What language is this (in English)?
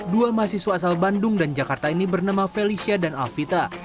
Indonesian